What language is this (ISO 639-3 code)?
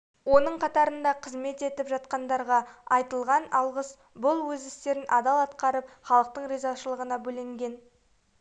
kaz